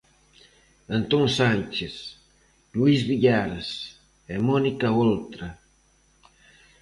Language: Galician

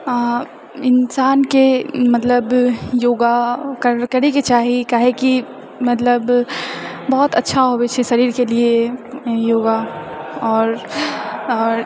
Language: Maithili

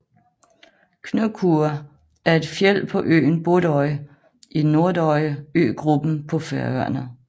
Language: Danish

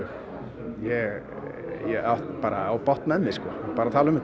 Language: Icelandic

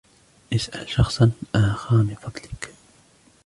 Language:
Arabic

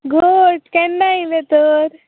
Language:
Konkani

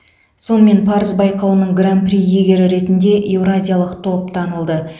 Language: Kazakh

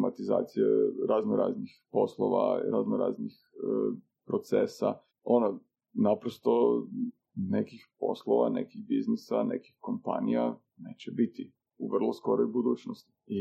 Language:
Croatian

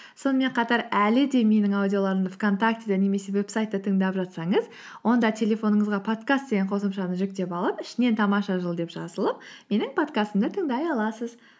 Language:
Kazakh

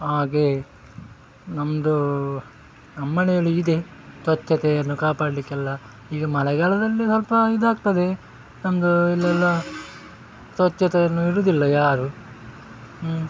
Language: Kannada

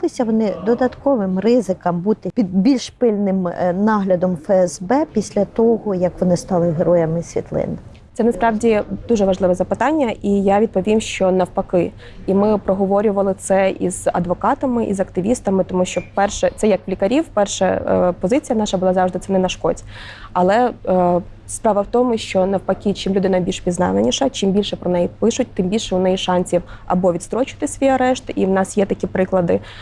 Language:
Ukrainian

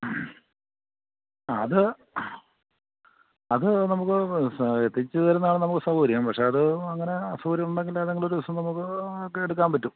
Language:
Malayalam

